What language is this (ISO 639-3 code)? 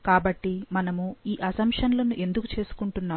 tel